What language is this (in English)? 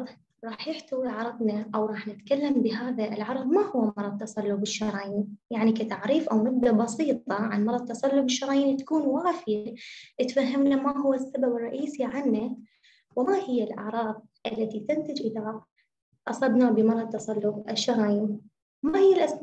Arabic